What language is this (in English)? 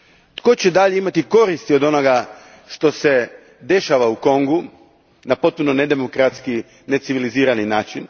Croatian